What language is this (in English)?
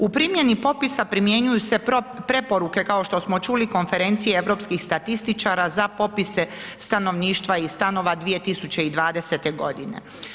Croatian